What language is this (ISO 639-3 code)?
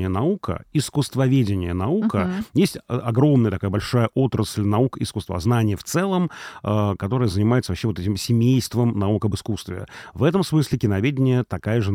rus